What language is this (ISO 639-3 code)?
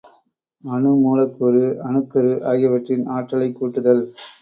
tam